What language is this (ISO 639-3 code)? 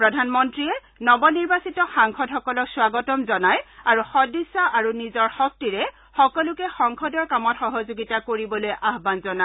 asm